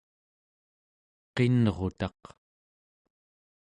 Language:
Central Yupik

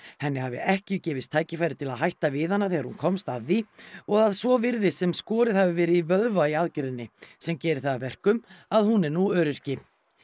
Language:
Icelandic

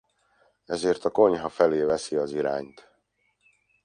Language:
Hungarian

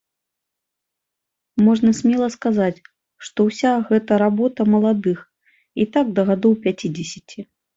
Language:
Belarusian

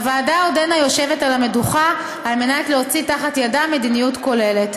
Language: Hebrew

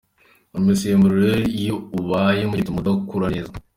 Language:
Kinyarwanda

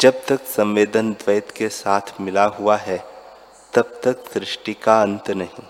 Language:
Hindi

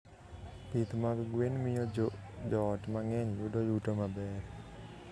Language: Luo (Kenya and Tanzania)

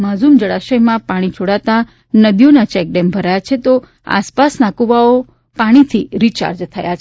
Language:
Gujarati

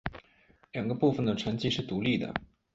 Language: Chinese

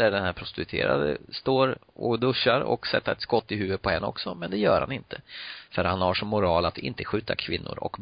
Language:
Swedish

